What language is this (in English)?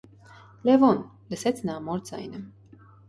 Armenian